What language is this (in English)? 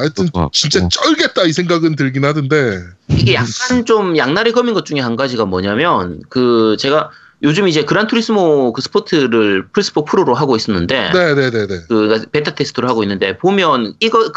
Korean